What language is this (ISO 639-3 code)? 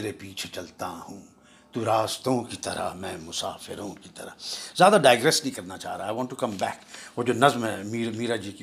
urd